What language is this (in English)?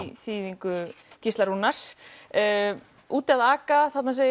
Icelandic